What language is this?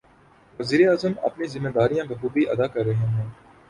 Urdu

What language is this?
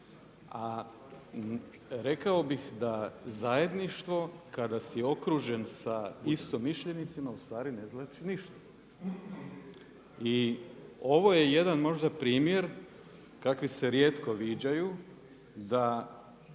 Croatian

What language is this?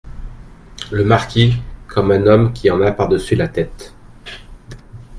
French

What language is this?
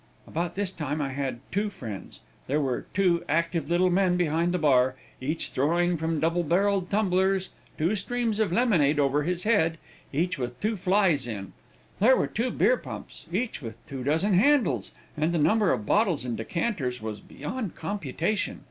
English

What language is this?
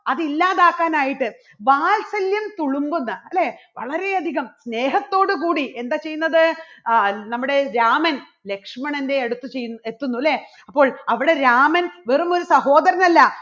Malayalam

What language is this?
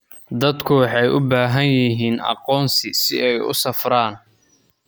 Somali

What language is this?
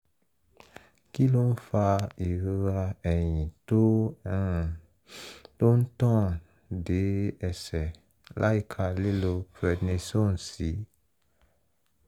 Yoruba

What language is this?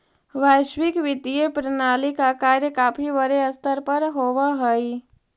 Magahi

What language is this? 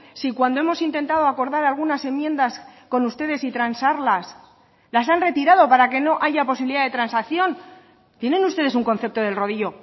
Spanish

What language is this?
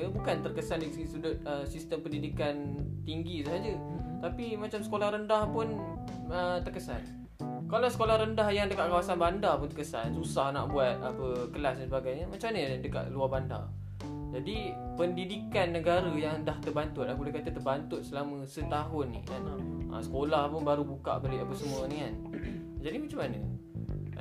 Malay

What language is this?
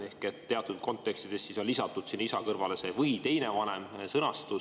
Estonian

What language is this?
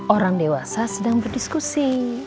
Indonesian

